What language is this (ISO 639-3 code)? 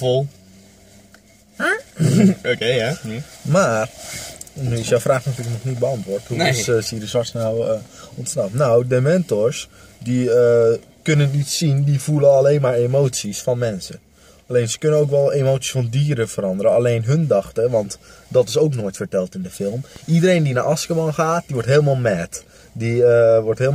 nld